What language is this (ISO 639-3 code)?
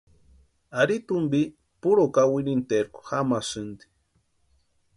pua